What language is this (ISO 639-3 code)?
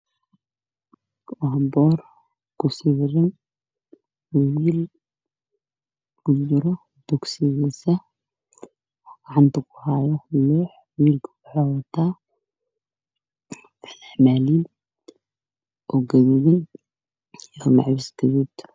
som